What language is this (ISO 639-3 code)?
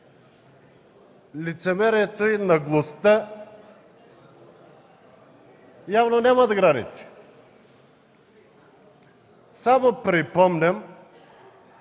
bul